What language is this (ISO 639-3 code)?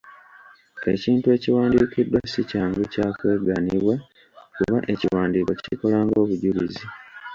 lug